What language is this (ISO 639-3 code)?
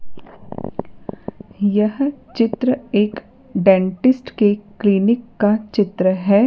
hin